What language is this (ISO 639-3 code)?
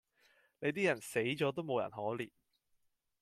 yue